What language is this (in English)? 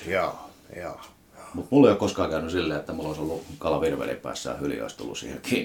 Finnish